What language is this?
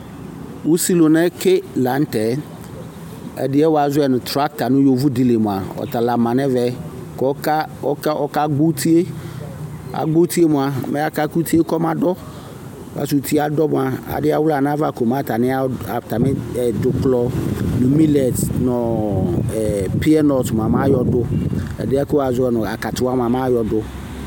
Ikposo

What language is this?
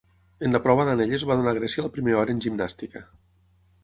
Catalan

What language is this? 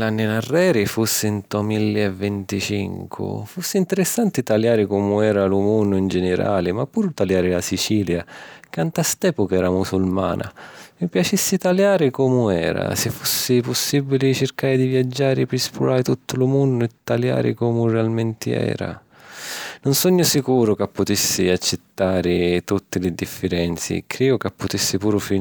Sicilian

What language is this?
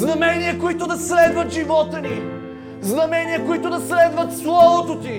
Bulgarian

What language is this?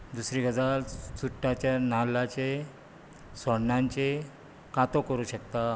Konkani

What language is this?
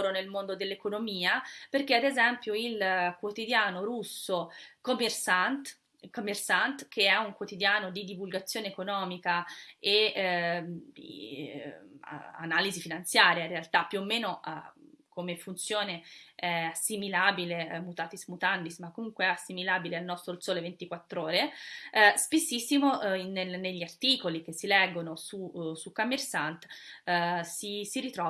Italian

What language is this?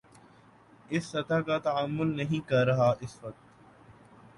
Urdu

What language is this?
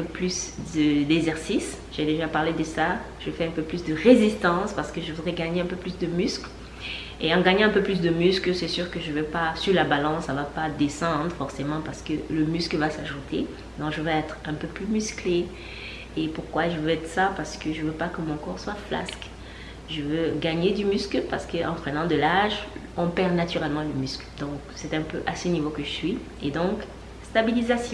French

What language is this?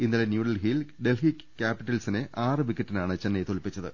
Malayalam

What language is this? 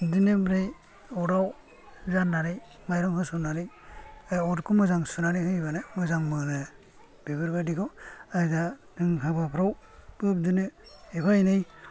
Bodo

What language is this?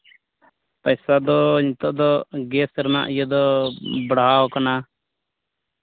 Santali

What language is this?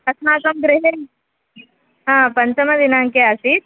Sanskrit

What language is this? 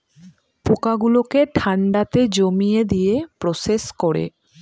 Bangla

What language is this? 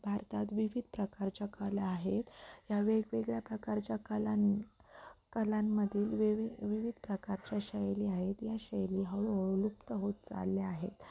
Marathi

